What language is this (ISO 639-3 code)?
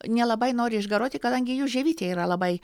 lit